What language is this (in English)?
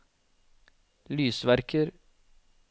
Norwegian